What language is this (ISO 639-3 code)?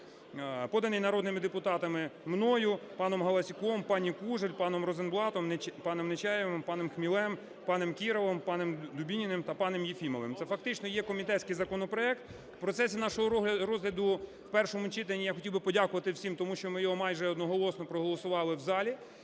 ukr